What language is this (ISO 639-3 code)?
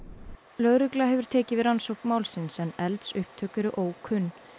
isl